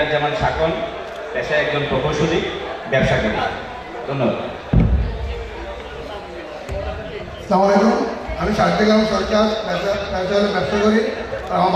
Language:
Arabic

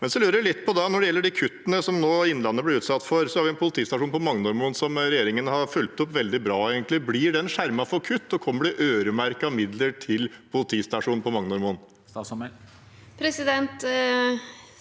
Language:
Norwegian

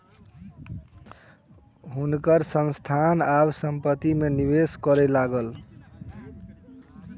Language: Maithili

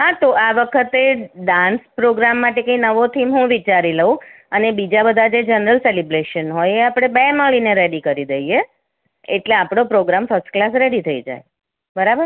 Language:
Gujarati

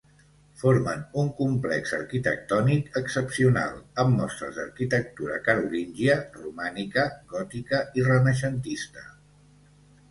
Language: Catalan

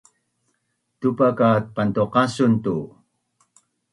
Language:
Bunun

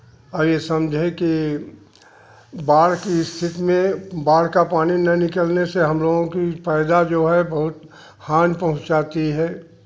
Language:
Hindi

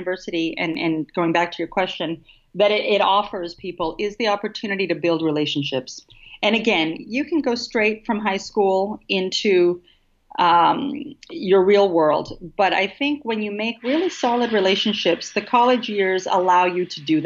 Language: English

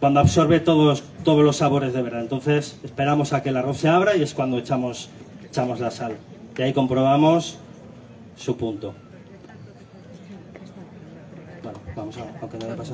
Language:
Spanish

